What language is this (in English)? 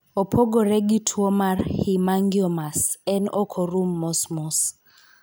Luo (Kenya and Tanzania)